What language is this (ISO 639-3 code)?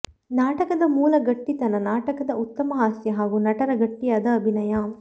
kan